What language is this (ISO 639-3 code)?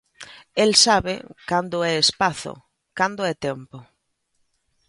glg